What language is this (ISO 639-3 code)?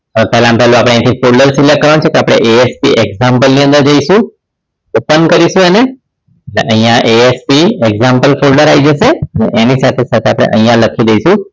guj